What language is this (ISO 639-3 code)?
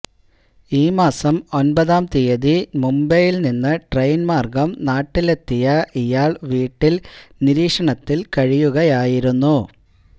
mal